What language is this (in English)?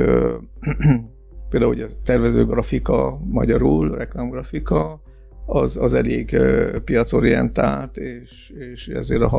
Hungarian